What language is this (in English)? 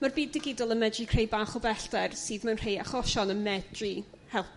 Welsh